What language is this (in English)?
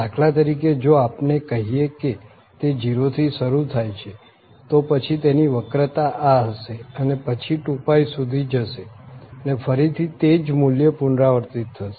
Gujarati